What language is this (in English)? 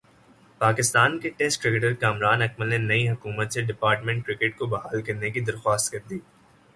Urdu